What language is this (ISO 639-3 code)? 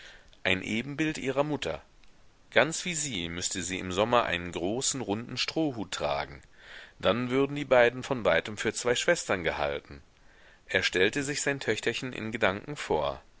deu